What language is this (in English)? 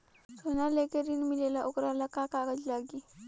Bhojpuri